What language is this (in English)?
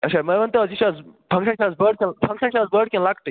Kashmiri